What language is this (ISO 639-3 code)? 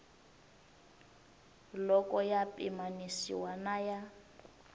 tso